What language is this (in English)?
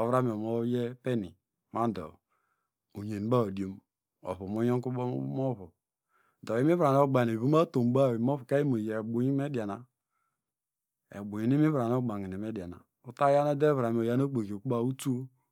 Degema